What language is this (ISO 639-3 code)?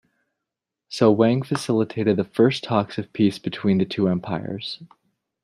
eng